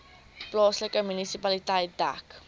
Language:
Afrikaans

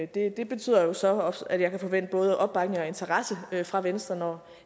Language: Danish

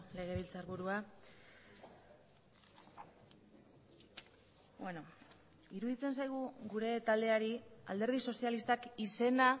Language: Basque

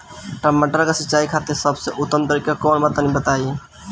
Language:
Bhojpuri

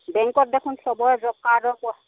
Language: Assamese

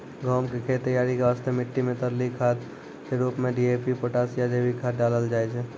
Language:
Maithili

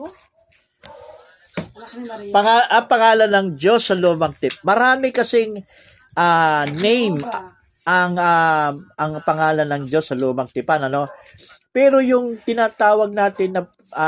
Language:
Filipino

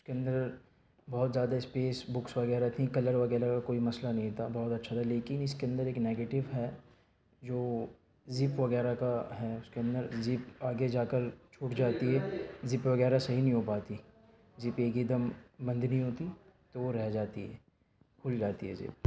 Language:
Urdu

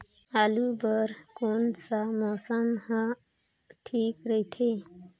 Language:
Chhattisgarhi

